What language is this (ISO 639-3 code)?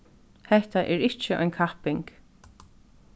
fao